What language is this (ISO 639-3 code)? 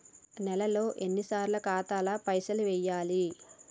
tel